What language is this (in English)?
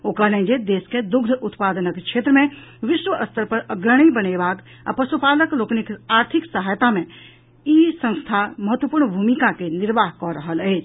Maithili